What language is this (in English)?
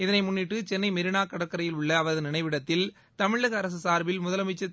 Tamil